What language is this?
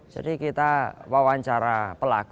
Indonesian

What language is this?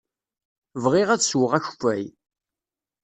Kabyle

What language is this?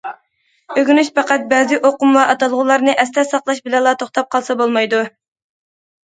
Uyghur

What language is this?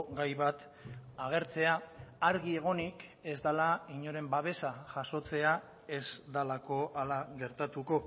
Basque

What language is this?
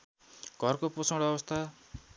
Nepali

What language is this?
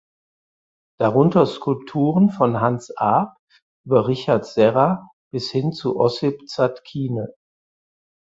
German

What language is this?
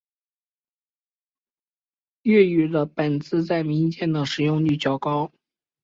Chinese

